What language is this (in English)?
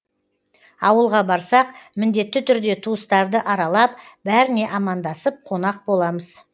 Kazakh